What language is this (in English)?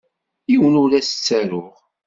Kabyle